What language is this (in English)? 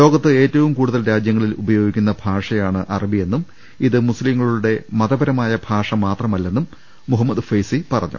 Malayalam